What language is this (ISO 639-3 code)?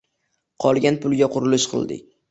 uzb